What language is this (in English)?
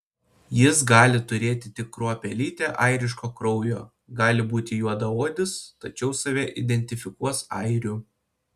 Lithuanian